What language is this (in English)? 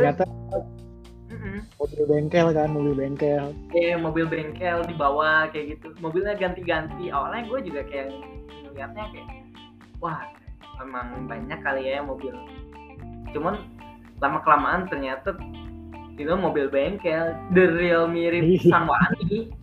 Indonesian